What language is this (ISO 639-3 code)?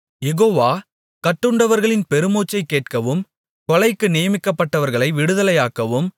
tam